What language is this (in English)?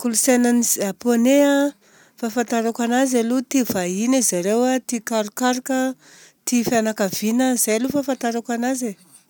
Southern Betsimisaraka Malagasy